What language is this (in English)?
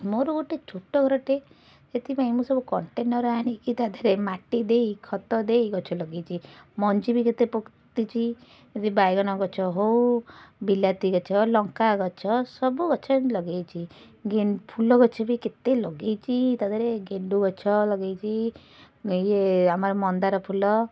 Odia